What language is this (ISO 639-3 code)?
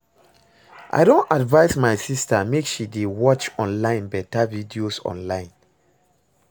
pcm